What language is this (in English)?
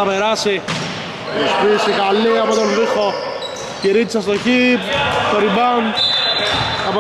Greek